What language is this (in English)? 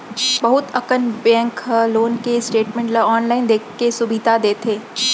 Chhattisgarhi